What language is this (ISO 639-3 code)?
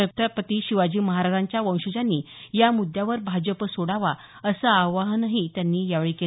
mar